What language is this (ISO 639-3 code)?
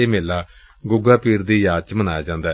pan